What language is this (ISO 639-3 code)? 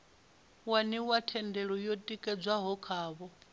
ven